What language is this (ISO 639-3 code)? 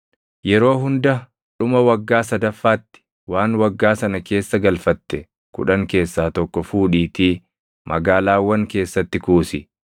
orm